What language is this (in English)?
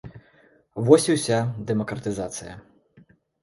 Belarusian